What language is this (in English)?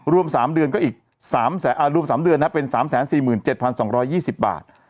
Thai